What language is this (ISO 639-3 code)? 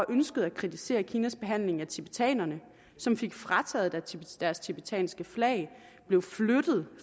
dan